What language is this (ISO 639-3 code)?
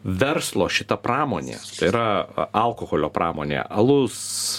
lit